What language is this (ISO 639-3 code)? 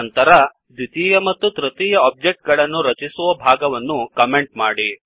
kan